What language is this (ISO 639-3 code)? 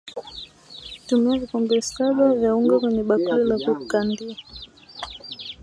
swa